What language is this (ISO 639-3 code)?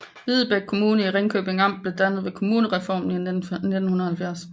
dan